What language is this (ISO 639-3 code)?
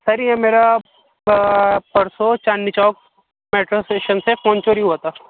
urd